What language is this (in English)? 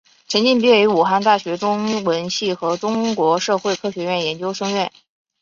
Chinese